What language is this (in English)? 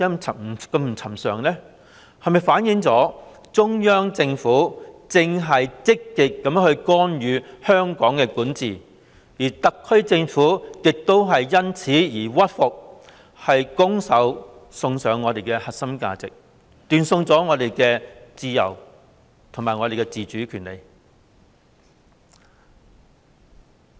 Cantonese